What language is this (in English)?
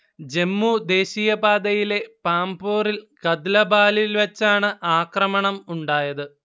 Malayalam